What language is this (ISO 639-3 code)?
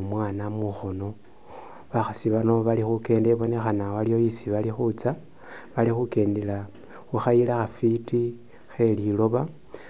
myx